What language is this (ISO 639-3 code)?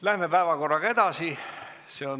est